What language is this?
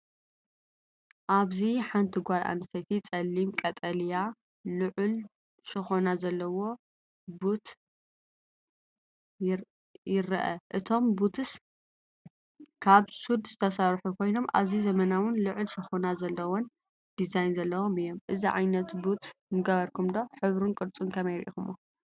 Tigrinya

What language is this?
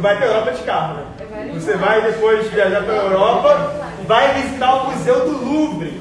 Portuguese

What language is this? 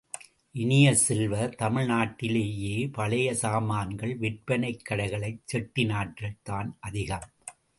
Tamil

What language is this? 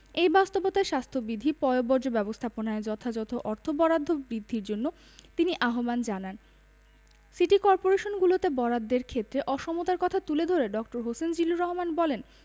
Bangla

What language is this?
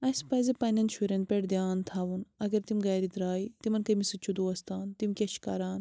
Kashmiri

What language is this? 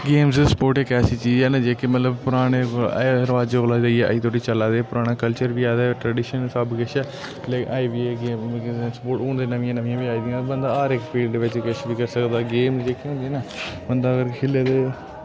Dogri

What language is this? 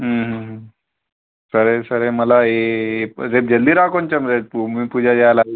Telugu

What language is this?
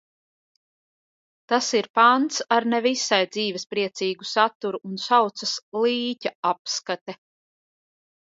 Latvian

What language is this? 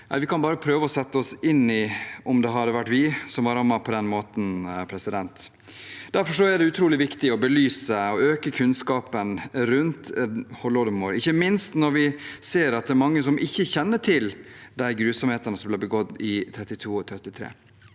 Norwegian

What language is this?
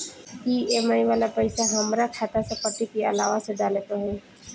Bhojpuri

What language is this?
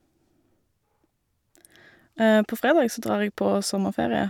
Norwegian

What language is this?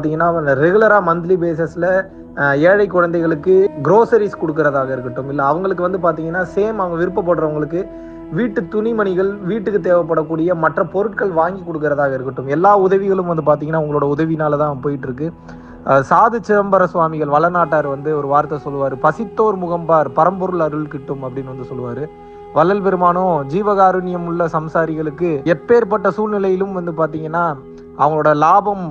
Tamil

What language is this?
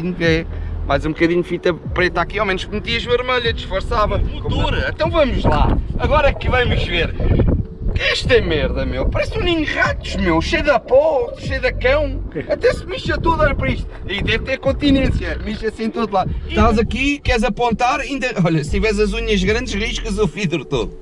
Portuguese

